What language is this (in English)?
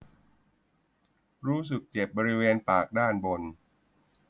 Thai